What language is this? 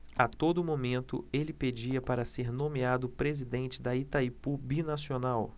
Portuguese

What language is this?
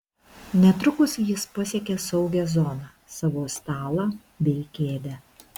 Lithuanian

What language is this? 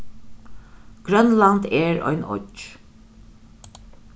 Faroese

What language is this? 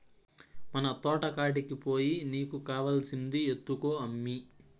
Telugu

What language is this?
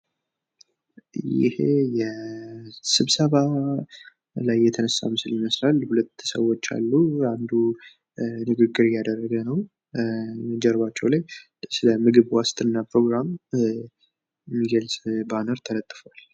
Amharic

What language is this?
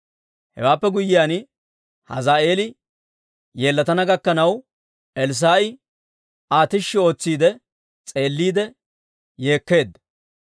Dawro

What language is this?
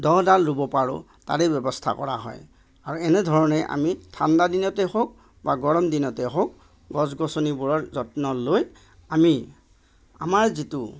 Assamese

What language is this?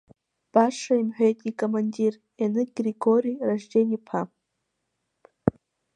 Abkhazian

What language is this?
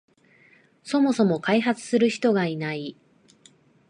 Japanese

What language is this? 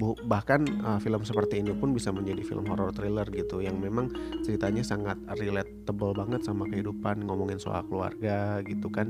Indonesian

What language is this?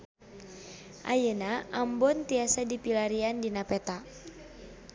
Sundanese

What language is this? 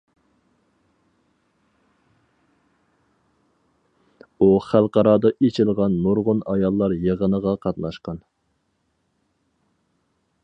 Uyghur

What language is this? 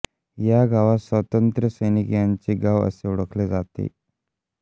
Marathi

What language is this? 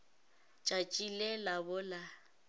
Northern Sotho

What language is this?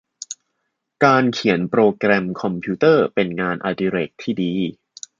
Thai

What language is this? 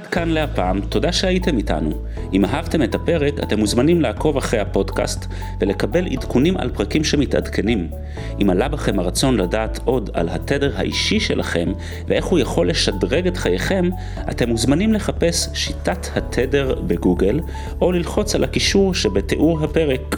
Hebrew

